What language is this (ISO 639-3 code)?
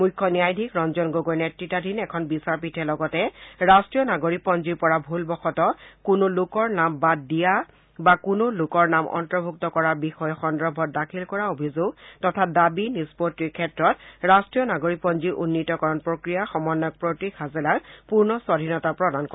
asm